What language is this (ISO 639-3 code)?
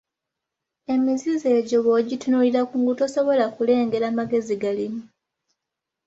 lug